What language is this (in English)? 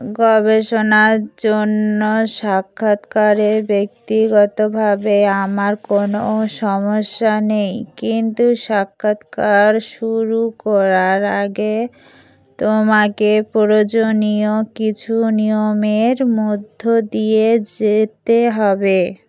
Bangla